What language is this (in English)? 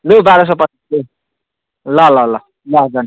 Nepali